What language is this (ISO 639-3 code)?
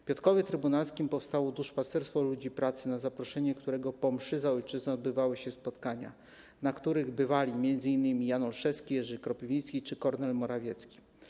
pol